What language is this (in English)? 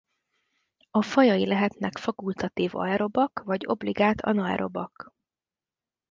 Hungarian